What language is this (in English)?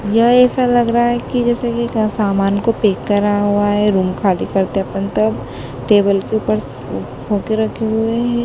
Hindi